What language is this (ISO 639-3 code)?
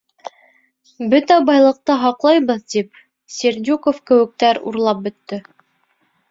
bak